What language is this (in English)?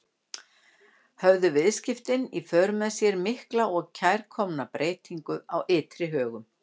Icelandic